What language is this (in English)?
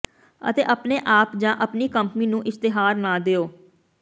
Punjabi